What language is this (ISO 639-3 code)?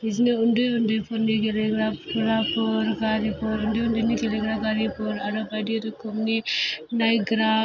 brx